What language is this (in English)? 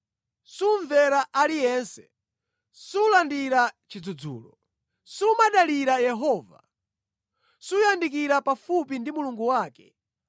Nyanja